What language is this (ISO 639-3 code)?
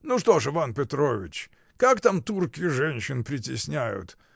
rus